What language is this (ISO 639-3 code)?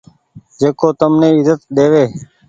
gig